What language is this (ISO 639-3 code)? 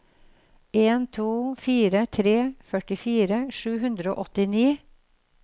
nor